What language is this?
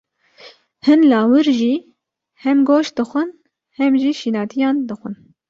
Kurdish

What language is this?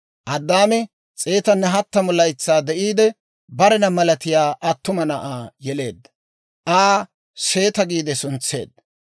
Dawro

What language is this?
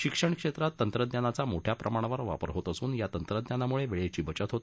Marathi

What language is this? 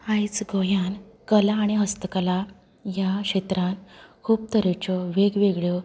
Konkani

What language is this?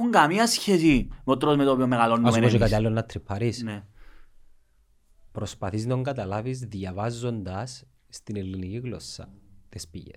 Greek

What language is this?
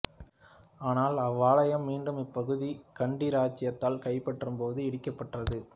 Tamil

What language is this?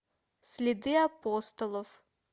Russian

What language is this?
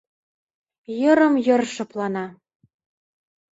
Mari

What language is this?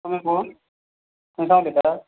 Konkani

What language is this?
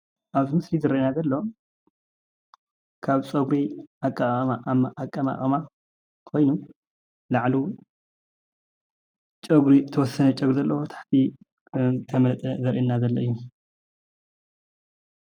Tigrinya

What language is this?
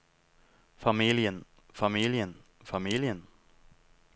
Norwegian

